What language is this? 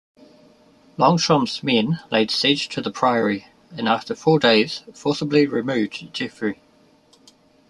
English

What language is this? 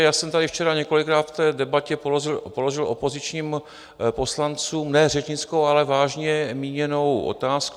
Czech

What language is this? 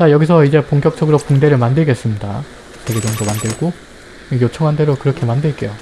Korean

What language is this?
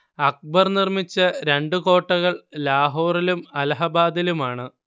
Malayalam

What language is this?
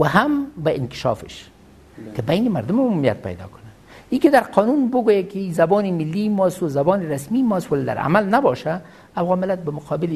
Persian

